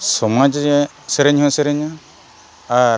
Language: Santali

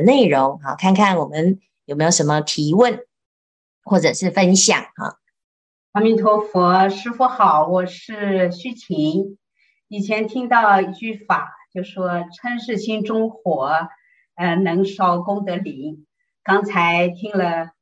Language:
Chinese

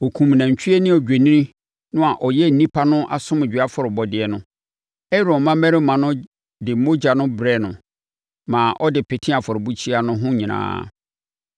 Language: Akan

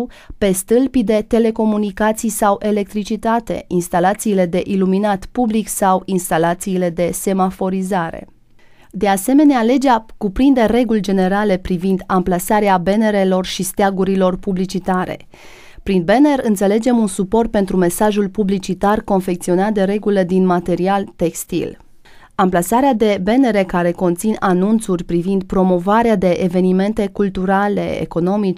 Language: Romanian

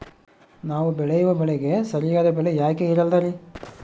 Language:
Kannada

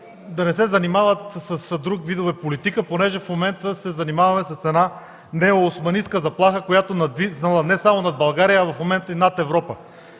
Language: Bulgarian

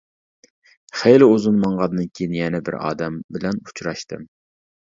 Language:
Uyghur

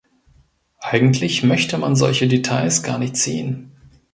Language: German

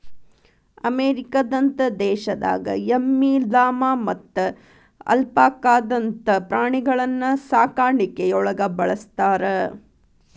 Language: Kannada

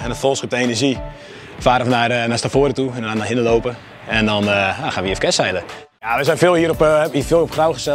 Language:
Dutch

